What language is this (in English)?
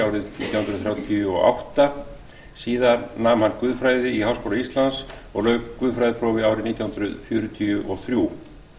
Icelandic